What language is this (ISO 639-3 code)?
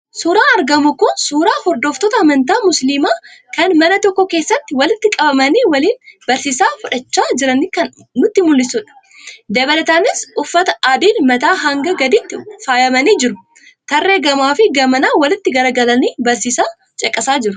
orm